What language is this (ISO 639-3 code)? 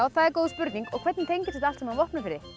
isl